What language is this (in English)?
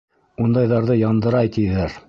Bashkir